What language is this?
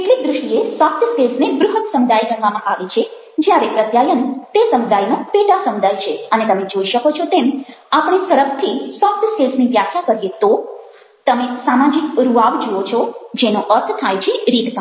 Gujarati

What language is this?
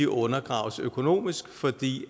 Danish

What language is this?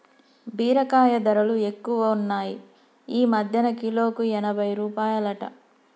Telugu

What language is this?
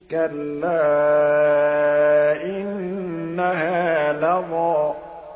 Arabic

